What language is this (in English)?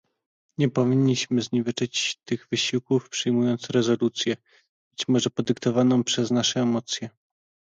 Polish